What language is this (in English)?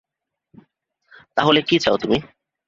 Bangla